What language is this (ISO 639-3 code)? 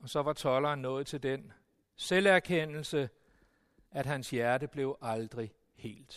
dan